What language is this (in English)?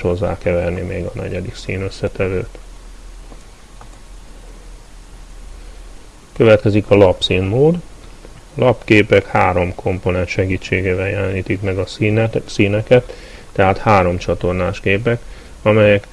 Hungarian